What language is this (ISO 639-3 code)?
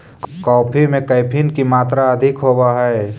mag